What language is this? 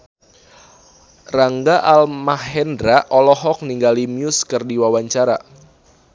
Sundanese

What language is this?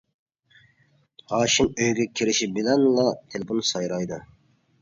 Uyghur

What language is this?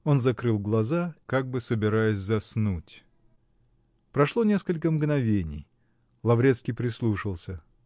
Russian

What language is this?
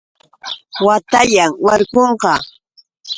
Yauyos Quechua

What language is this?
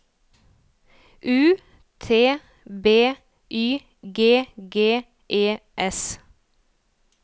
Norwegian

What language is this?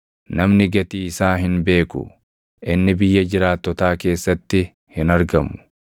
Oromo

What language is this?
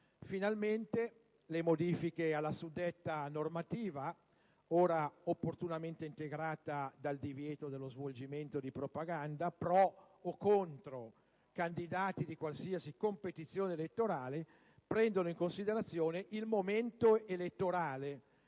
Italian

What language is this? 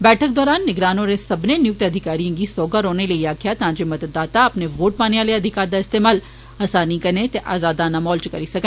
Dogri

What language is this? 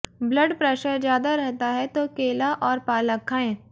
Hindi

